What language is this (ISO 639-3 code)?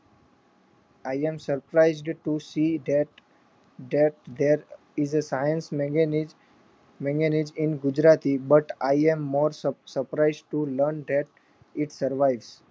guj